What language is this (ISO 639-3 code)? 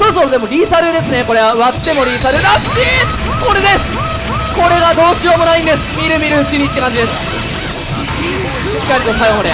jpn